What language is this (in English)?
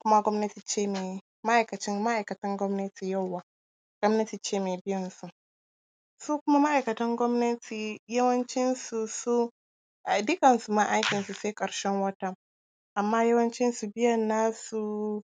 Hausa